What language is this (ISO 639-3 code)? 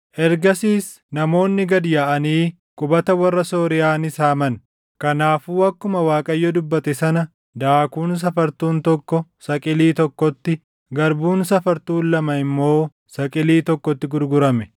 orm